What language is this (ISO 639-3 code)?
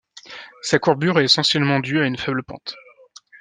fra